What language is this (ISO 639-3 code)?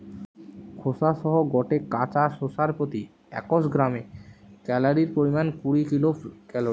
ben